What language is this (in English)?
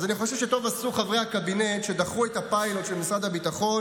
Hebrew